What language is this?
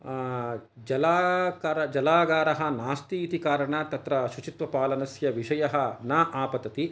Sanskrit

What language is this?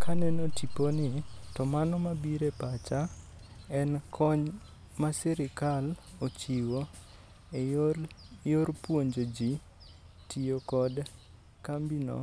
Luo (Kenya and Tanzania)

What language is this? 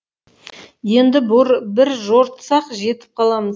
Kazakh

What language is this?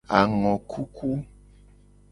Gen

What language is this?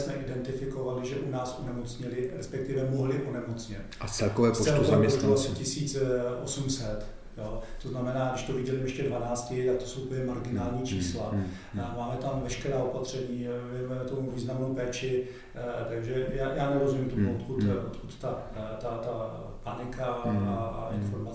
Czech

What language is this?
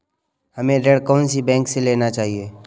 Hindi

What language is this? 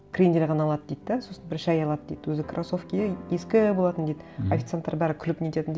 Kazakh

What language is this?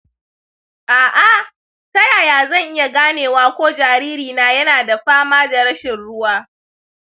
Hausa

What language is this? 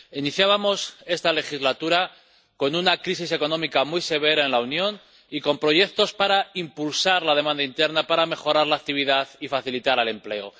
Spanish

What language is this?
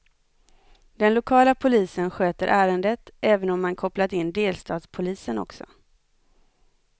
Swedish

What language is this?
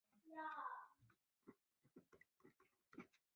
Chinese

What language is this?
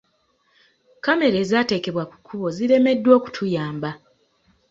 Ganda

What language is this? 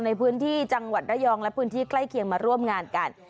Thai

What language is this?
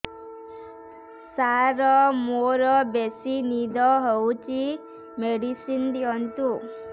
Odia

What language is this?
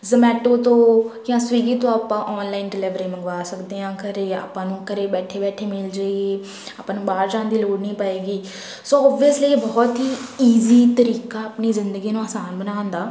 Punjabi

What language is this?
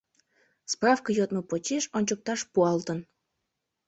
Mari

